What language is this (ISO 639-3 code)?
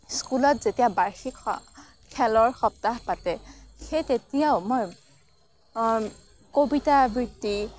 asm